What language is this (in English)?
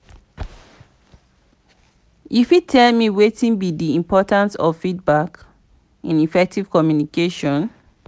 Nigerian Pidgin